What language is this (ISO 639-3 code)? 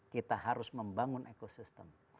ind